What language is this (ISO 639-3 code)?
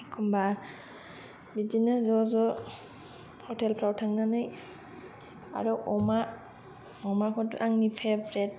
brx